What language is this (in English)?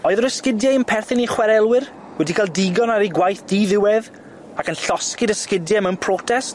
Welsh